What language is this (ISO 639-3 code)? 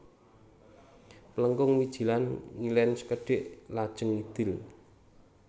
jav